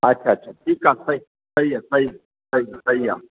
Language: Sindhi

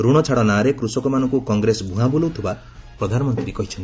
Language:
Odia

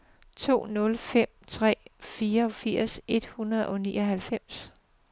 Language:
Danish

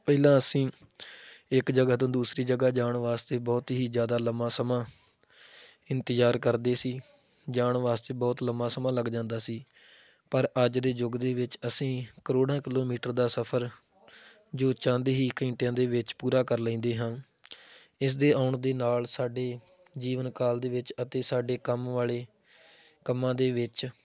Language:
Punjabi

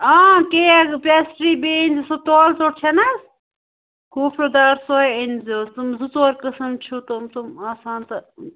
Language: Kashmiri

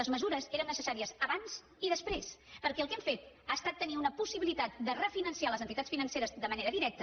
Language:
Catalan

